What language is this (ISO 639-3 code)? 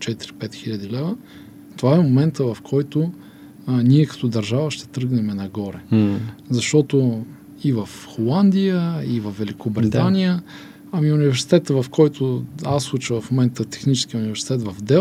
bul